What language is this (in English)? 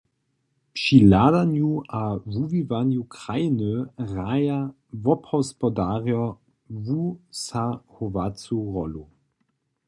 Upper Sorbian